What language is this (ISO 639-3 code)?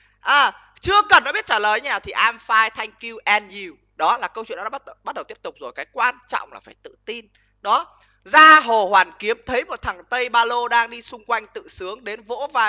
vie